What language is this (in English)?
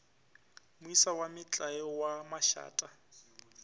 Northern Sotho